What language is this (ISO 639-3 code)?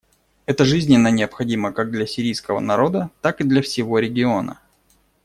rus